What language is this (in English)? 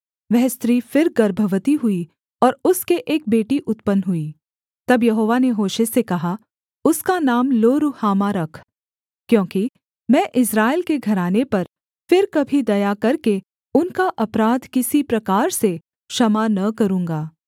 Hindi